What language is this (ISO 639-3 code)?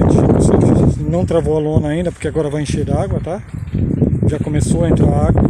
por